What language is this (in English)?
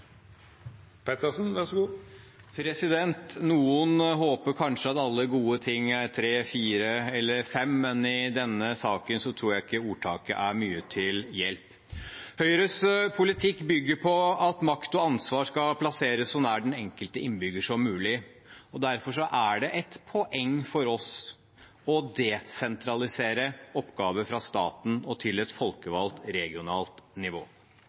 Norwegian Bokmål